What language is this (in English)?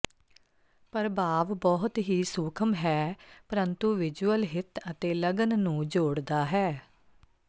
Punjabi